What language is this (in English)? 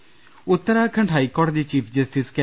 Malayalam